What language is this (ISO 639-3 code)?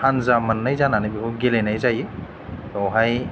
brx